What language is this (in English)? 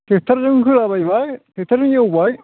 Bodo